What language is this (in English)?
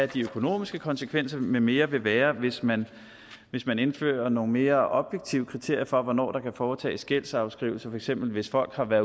Danish